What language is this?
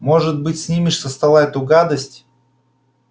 Russian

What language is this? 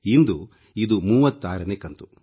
Kannada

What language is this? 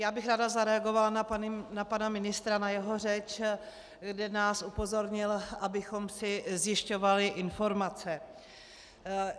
Czech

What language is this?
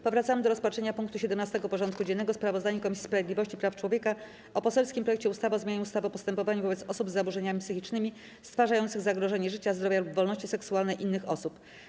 Polish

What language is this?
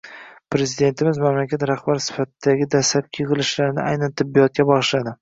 Uzbek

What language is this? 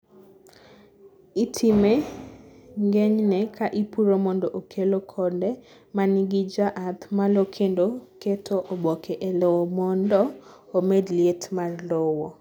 Luo (Kenya and Tanzania)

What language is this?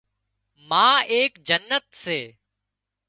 Wadiyara Koli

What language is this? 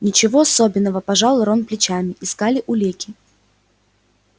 Russian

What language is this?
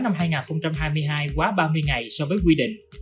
Vietnamese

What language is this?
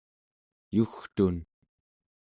Central Yupik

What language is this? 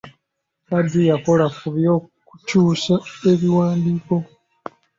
Ganda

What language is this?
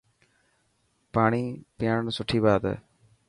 Dhatki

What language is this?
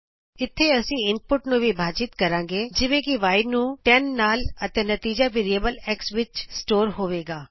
Punjabi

